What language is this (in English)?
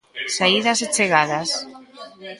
Galician